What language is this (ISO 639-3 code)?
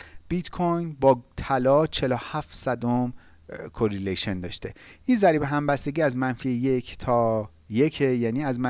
fas